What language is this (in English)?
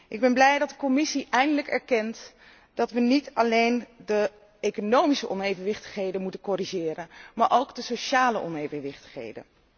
Dutch